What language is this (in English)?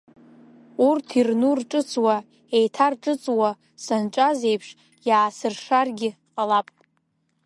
Abkhazian